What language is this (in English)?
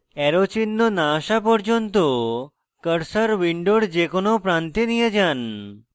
Bangla